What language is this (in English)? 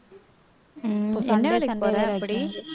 Tamil